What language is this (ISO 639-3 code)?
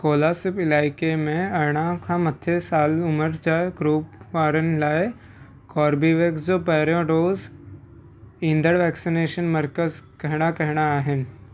snd